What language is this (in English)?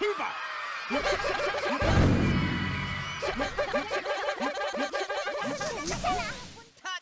Korean